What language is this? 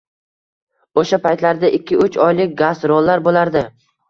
Uzbek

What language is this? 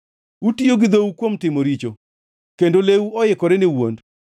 Luo (Kenya and Tanzania)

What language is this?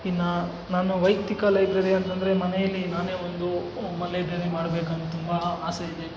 Kannada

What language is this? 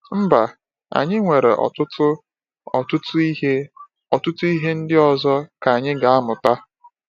Igbo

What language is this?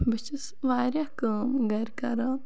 Kashmiri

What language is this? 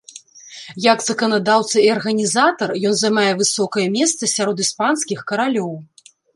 Belarusian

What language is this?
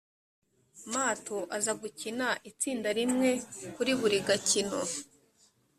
Kinyarwanda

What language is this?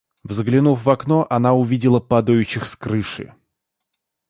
Russian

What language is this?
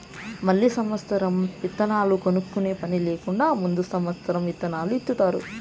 Telugu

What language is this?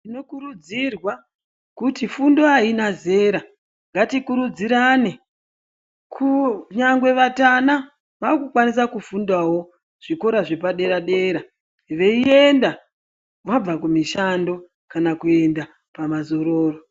Ndau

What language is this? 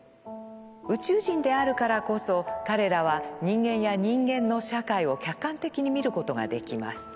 Japanese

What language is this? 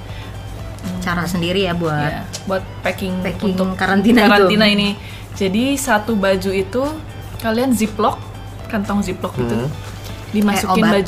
Indonesian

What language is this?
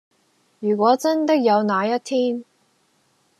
Cantonese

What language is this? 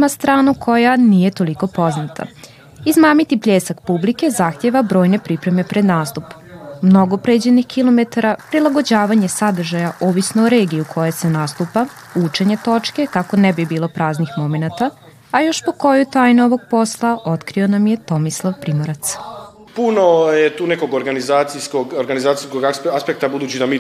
Croatian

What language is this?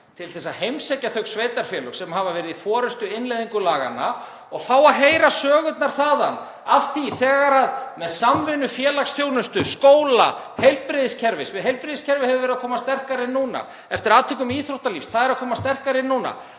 Icelandic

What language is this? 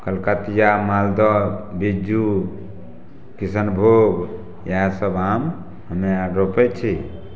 Maithili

